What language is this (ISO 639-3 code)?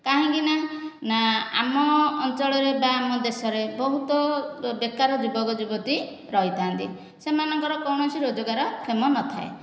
ori